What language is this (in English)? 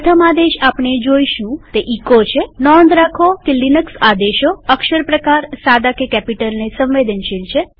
Gujarati